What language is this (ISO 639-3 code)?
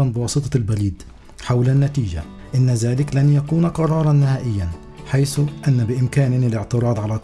ara